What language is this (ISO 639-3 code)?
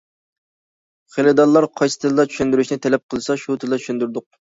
uig